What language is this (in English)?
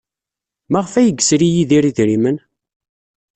Kabyle